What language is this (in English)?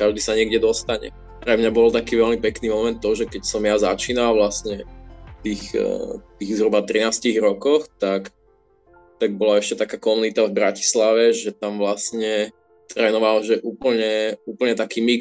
Slovak